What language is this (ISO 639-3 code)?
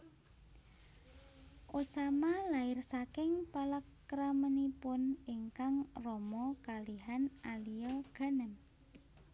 jav